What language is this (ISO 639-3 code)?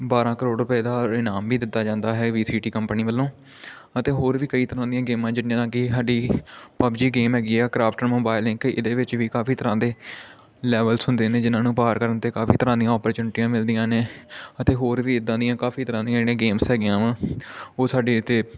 pan